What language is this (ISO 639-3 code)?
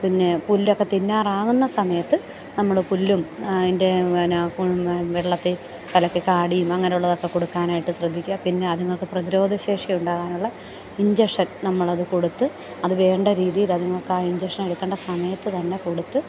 mal